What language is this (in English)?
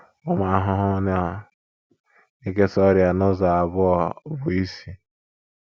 Igbo